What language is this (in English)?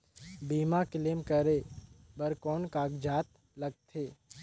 Chhattisgarhi